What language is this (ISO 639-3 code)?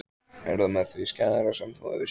isl